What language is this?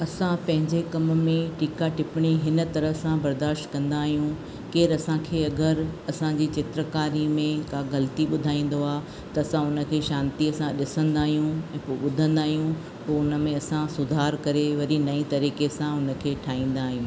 Sindhi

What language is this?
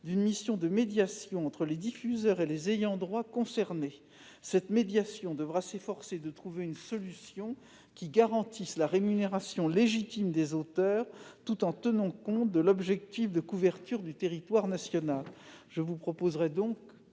French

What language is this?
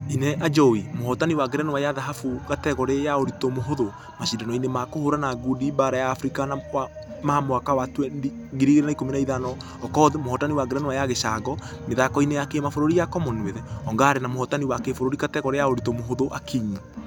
Kikuyu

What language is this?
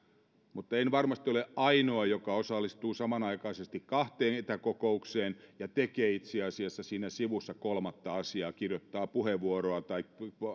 Finnish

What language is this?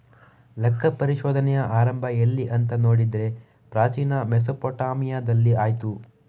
Kannada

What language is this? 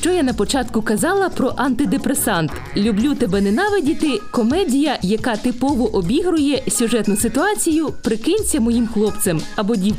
Ukrainian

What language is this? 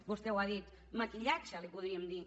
Catalan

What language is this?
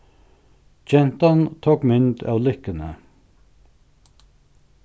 Faroese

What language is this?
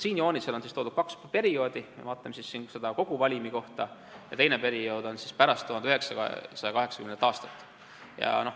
Estonian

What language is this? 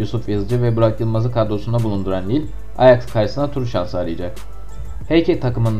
Turkish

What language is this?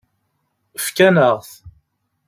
Kabyle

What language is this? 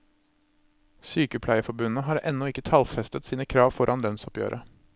Norwegian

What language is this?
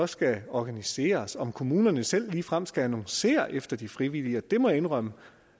Danish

